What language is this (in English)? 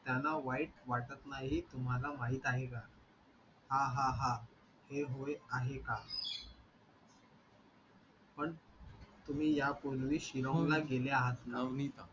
Marathi